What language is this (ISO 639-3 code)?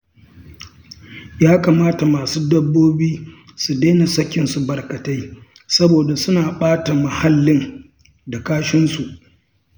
hau